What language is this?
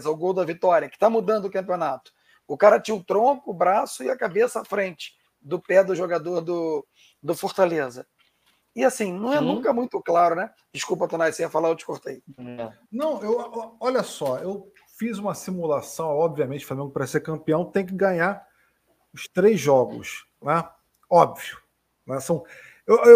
Portuguese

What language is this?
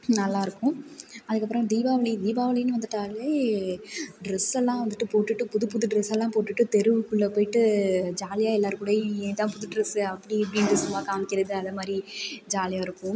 Tamil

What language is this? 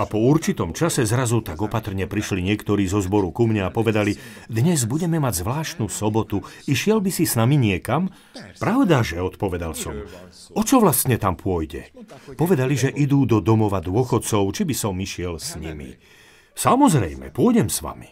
Slovak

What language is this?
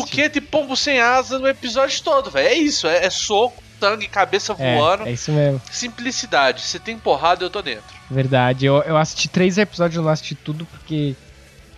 Portuguese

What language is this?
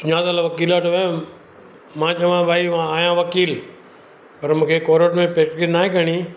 Sindhi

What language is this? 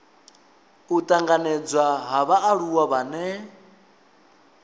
Venda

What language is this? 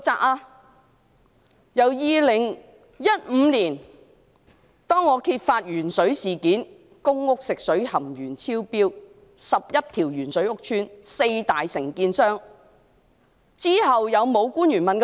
Cantonese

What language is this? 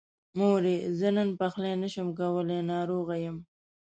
Pashto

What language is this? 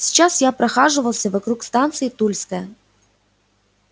Russian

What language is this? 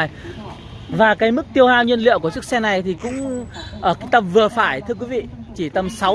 Vietnamese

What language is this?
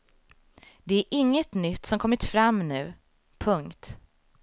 Swedish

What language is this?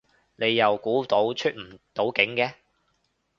Cantonese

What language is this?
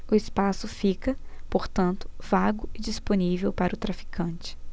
Portuguese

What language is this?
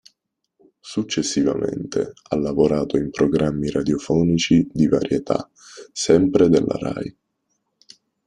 Italian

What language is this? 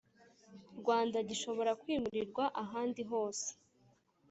Kinyarwanda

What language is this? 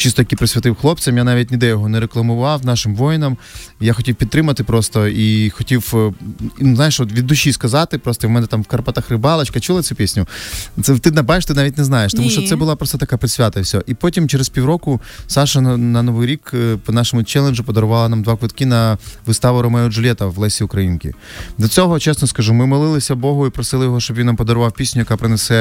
Ukrainian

